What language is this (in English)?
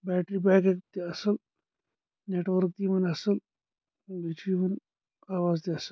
Kashmiri